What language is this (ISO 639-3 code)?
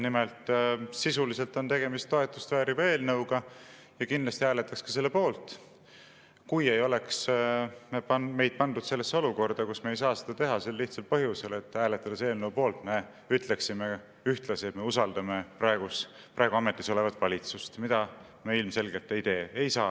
est